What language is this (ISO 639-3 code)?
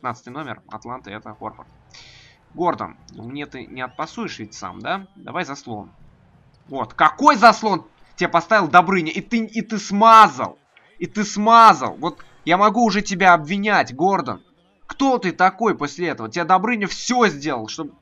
rus